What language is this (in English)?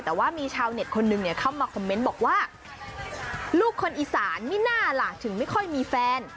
Thai